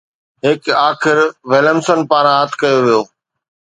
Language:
Sindhi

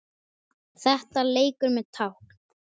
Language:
Icelandic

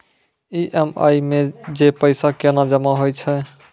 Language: Maithili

